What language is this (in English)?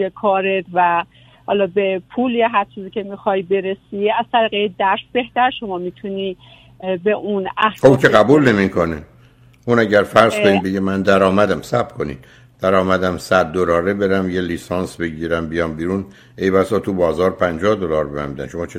Persian